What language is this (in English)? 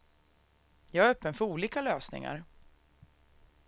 Swedish